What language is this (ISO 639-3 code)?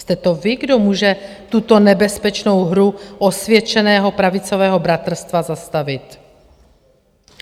ces